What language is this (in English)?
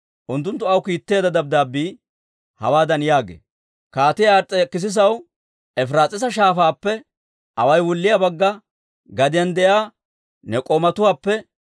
Dawro